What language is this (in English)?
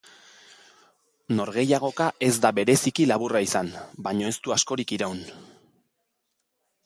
Basque